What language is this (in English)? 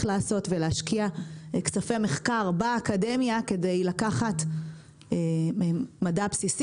Hebrew